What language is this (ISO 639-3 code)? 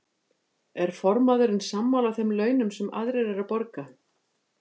isl